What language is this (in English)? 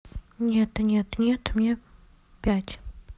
Russian